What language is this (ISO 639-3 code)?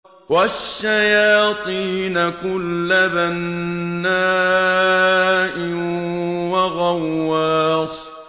ara